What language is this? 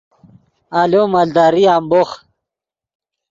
Yidgha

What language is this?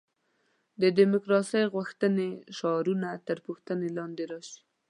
Pashto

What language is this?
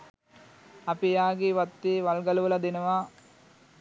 Sinhala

